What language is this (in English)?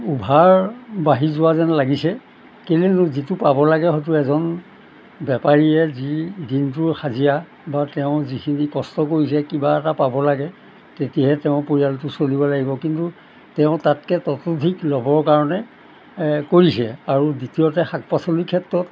Assamese